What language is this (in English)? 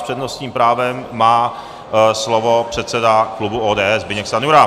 Czech